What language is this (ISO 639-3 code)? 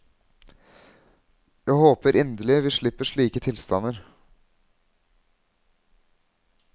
nor